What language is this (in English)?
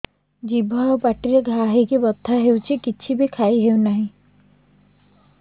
Odia